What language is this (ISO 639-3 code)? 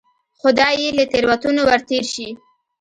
pus